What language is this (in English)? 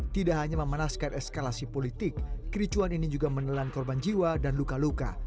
Indonesian